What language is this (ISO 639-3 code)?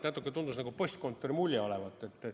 est